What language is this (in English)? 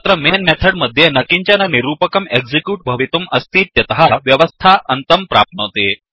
Sanskrit